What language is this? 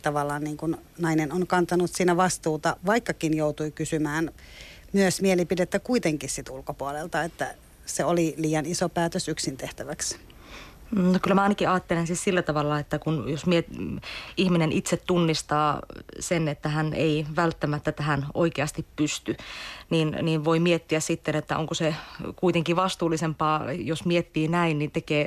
Finnish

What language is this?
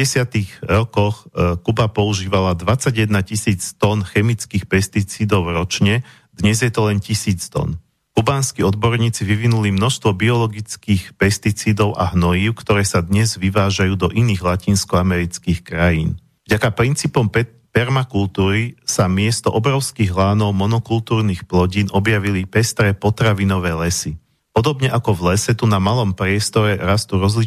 Slovak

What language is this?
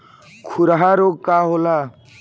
Bhojpuri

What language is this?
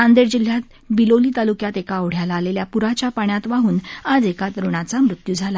Marathi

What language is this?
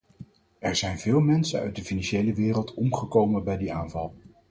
Dutch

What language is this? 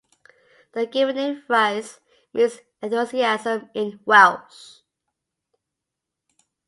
English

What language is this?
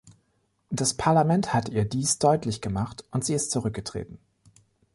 German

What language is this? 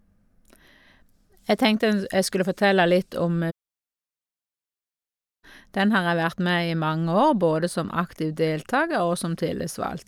Norwegian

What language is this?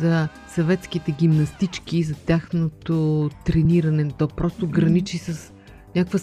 Bulgarian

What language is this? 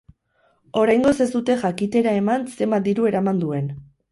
Basque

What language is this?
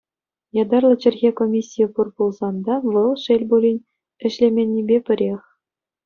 Chuvash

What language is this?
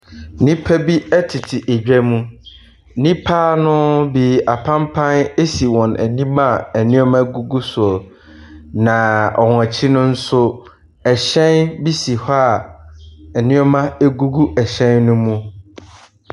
Akan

